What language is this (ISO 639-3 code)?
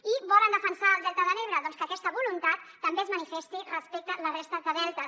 cat